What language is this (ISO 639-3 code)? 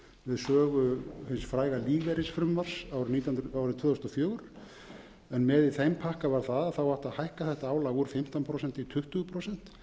isl